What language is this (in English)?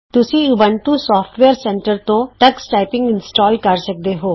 Punjabi